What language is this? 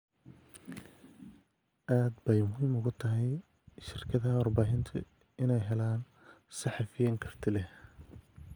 Somali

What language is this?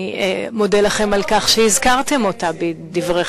Hebrew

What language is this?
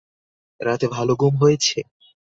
Bangla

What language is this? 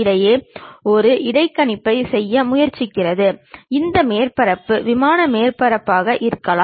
Tamil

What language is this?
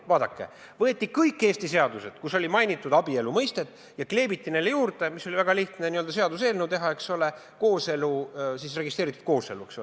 Estonian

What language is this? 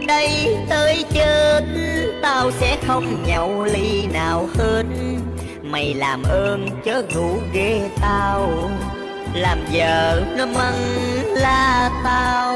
Vietnamese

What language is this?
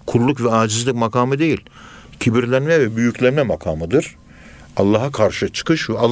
Turkish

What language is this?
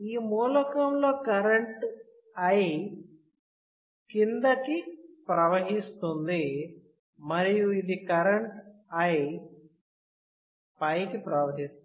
Telugu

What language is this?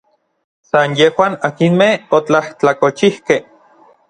Orizaba Nahuatl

